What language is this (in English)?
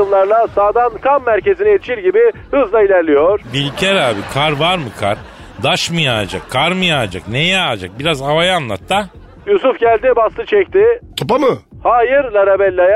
Turkish